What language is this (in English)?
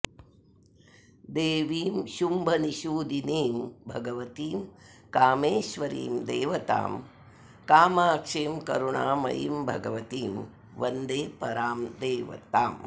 Sanskrit